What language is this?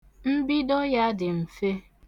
Igbo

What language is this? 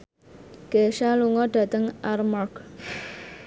Javanese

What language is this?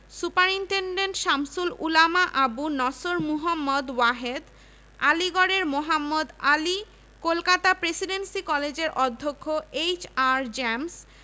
Bangla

